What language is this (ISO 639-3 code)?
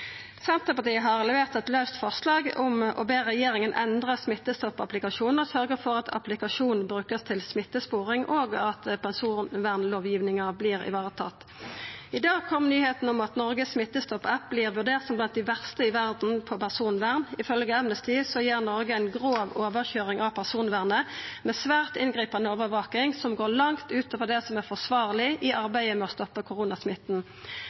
nno